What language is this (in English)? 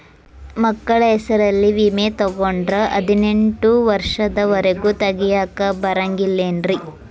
Kannada